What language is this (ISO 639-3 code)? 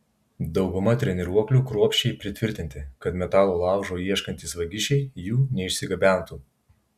lit